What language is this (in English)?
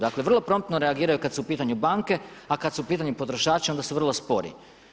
Croatian